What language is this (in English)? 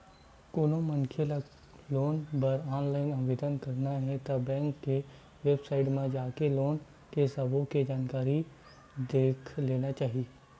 Chhattisgarhi